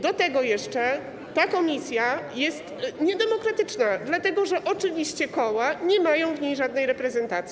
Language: Polish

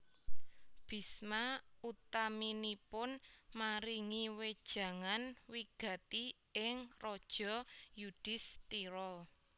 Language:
Javanese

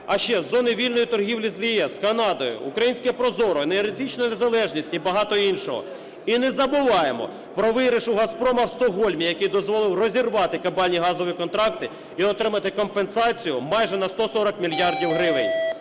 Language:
Ukrainian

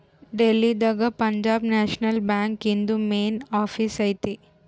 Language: Kannada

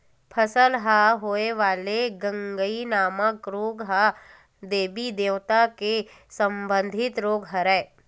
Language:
Chhattisgarhi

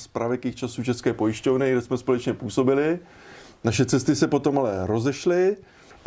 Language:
Czech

